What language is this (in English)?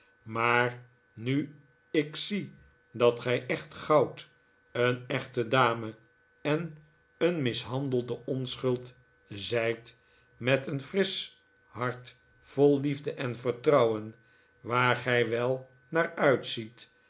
Dutch